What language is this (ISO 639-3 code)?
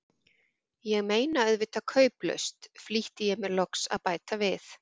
isl